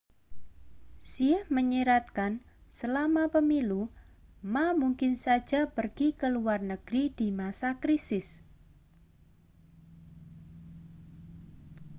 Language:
Indonesian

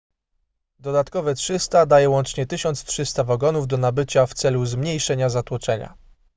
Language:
Polish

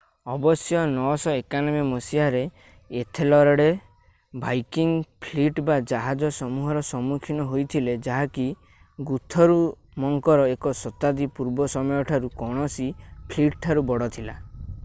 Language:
Odia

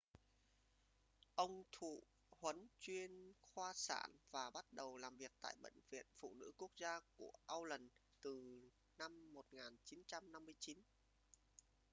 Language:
Vietnamese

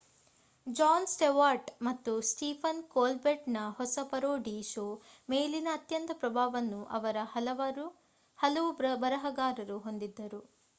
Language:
Kannada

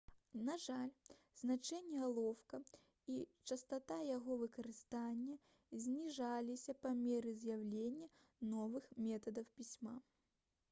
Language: Belarusian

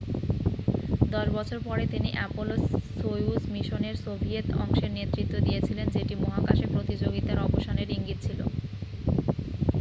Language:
Bangla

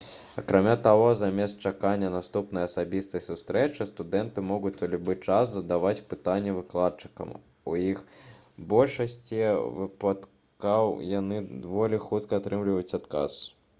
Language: Belarusian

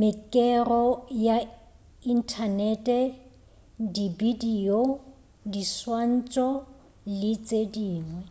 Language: Northern Sotho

